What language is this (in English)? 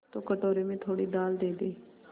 Hindi